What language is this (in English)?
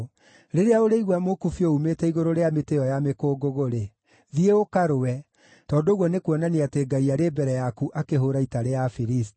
Kikuyu